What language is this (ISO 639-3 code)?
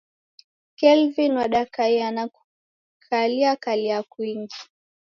dav